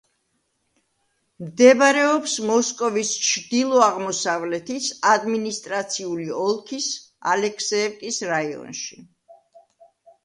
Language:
Georgian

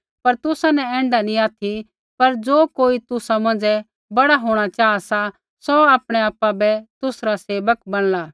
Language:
Kullu Pahari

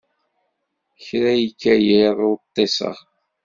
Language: Kabyle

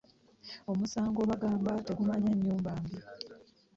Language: Ganda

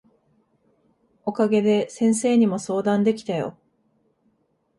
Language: Japanese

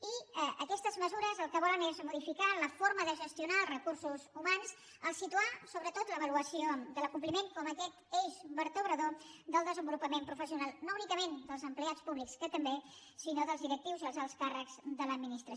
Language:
Catalan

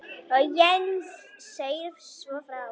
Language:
Icelandic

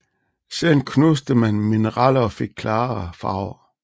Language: Danish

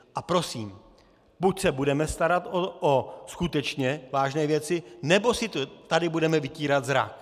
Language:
Czech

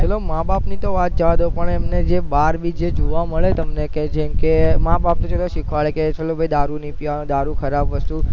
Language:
Gujarati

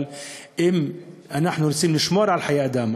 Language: Hebrew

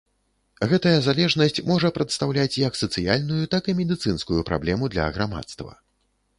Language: Belarusian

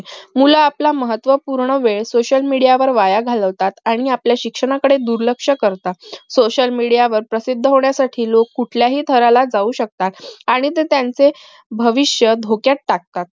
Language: Marathi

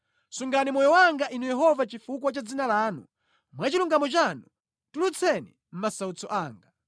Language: Nyanja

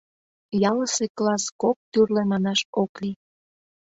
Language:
Mari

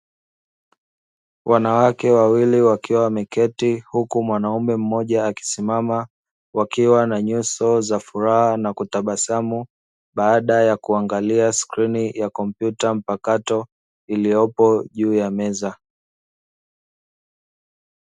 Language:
Swahili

